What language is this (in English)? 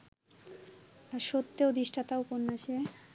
Bangla